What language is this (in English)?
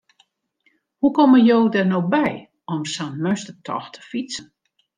Western Frisian